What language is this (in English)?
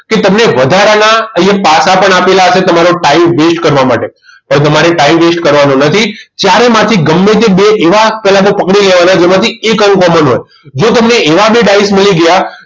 Gujarati